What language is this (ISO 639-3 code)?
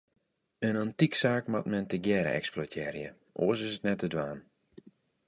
fry